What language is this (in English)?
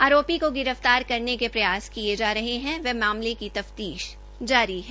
Hindi